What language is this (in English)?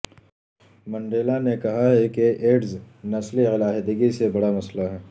Urdu